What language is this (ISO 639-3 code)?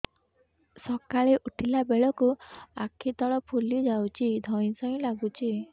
ori